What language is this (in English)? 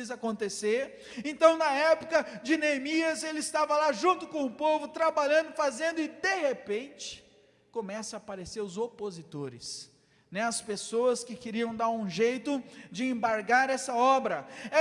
Portuguese